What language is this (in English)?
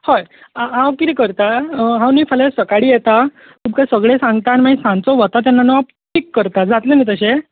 Konkani